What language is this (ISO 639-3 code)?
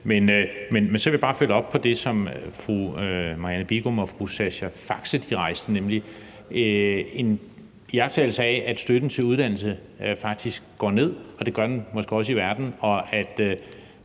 dan